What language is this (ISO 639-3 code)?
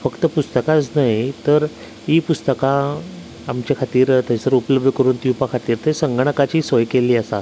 kok